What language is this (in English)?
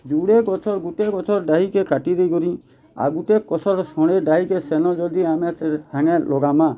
Odia